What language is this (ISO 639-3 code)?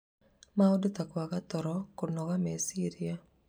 kik